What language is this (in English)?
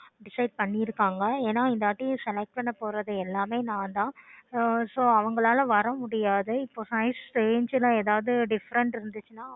Tamil